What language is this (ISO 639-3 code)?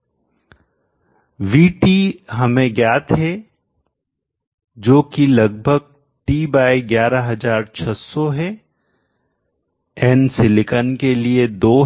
hin